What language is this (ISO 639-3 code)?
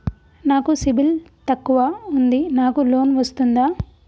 tel